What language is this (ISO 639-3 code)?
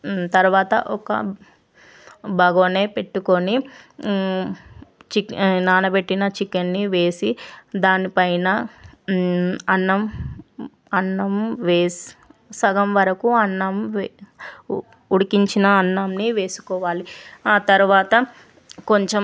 tel